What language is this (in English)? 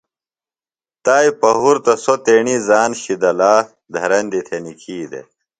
Phalura